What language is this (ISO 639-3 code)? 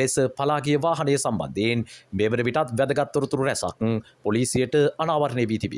ara